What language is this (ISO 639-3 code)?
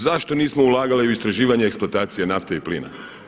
hrv